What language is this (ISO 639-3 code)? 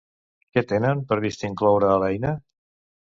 cat